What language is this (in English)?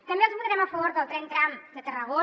Catalan